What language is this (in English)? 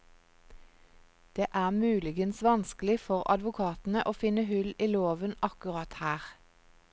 Norwegian